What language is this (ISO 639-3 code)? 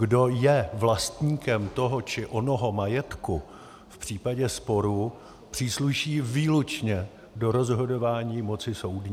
ces